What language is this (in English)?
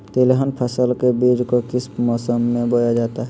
Magahi